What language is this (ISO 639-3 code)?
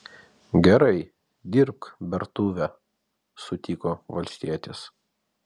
lit